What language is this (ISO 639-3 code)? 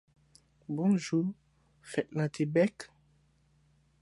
hat